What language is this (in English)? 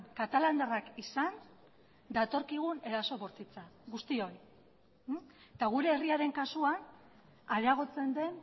Basque